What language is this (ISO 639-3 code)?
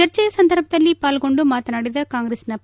kan